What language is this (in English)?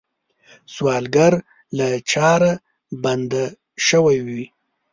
Pashto